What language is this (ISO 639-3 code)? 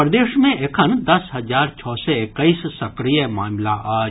mai